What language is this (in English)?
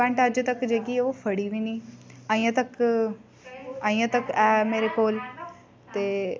Dogri